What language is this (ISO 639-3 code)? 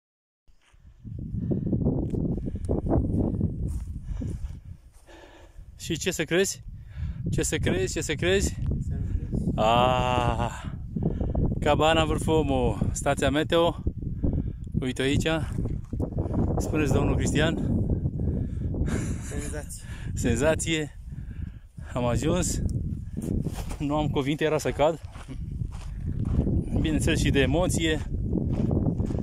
ron